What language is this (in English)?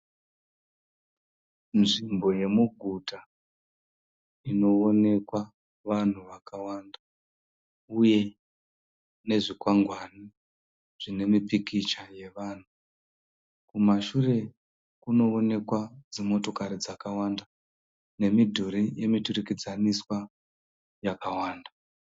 Shona